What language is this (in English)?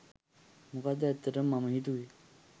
Sinhala